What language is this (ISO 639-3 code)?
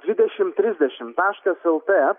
lit